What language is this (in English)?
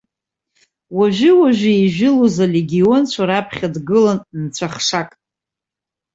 Abkhazian